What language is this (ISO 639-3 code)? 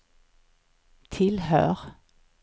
swe